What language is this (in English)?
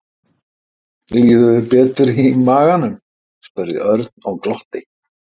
Icelandic